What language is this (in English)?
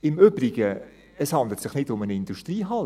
Swiss German